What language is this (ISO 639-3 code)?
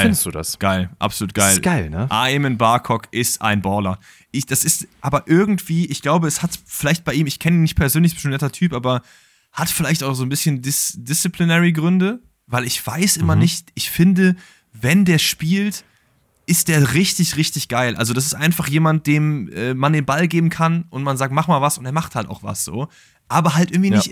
deu